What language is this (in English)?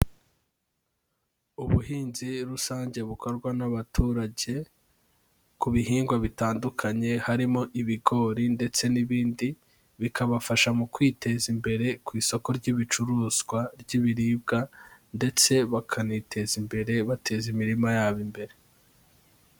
Kinyarwanda